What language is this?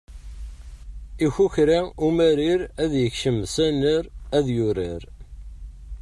Kabyle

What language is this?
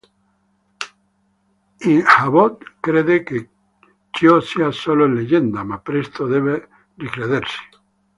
Italian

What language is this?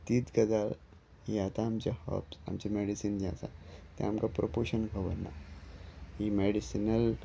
Konkani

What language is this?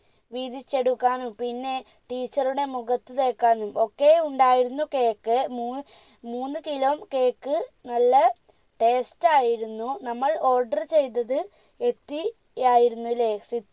Malayalam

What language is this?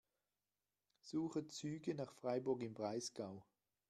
German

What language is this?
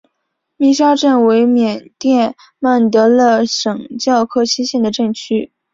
Chinese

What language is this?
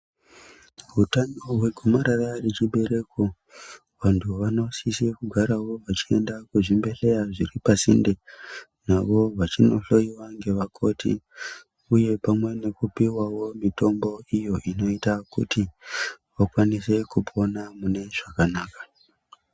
Ndau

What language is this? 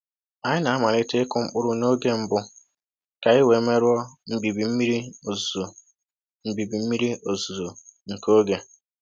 Igbo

